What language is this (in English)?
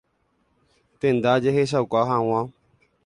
Guarani